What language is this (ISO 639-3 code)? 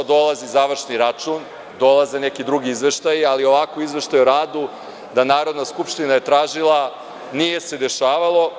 srp